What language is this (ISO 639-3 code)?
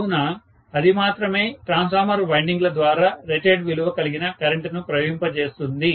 tel